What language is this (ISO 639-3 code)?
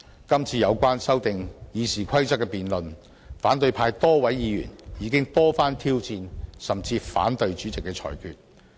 yue